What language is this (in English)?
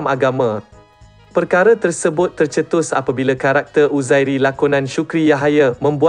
Malay